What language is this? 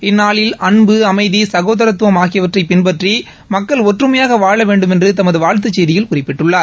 Tamil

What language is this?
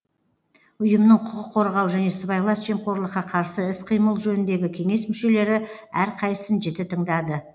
Kazakh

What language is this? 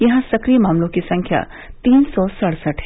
Hindi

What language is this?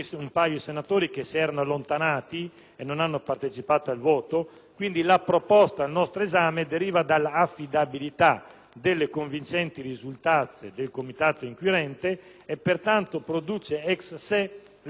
Italian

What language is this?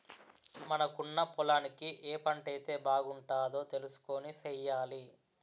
Telugu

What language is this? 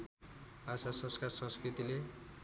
Nepali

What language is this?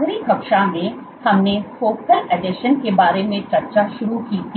Hindi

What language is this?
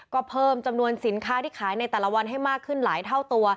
Thai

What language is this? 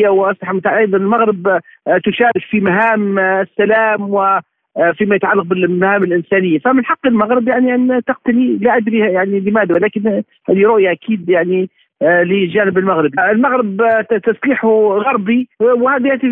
Arabic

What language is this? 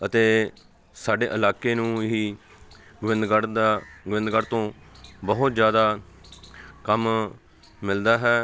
Punjabi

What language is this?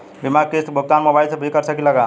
Bhojpuri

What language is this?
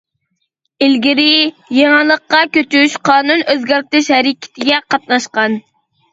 Uyghur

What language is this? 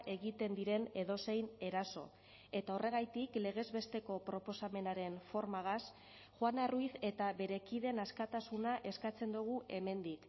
Basque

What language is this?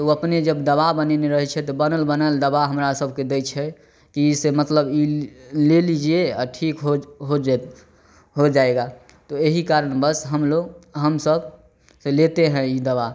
Maithili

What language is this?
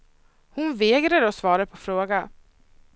Swedish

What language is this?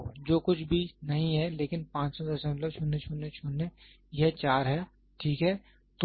Hindi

